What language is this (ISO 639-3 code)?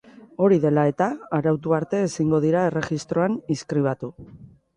eus